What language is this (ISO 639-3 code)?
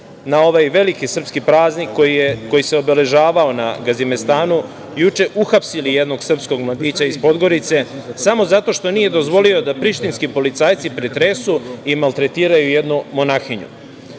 srp